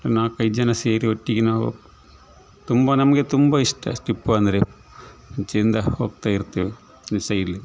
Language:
Kannada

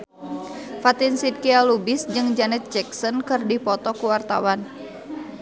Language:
Sundanese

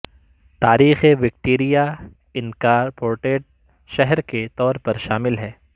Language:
Urdu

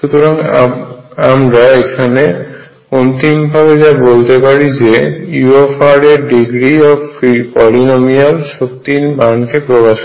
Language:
Bangla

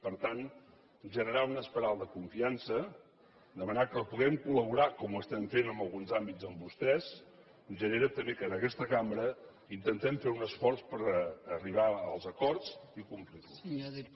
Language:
Catalan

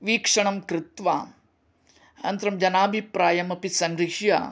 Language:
Sanskrit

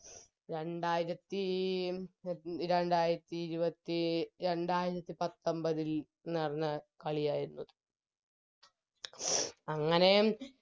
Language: Malayalam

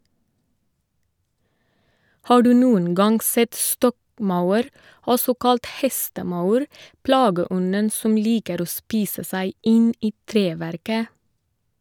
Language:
Norwegian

